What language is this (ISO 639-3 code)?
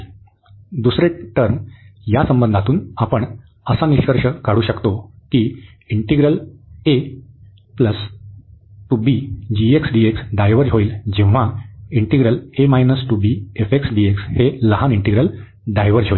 mar